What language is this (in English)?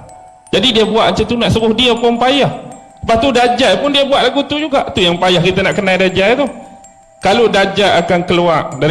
Malay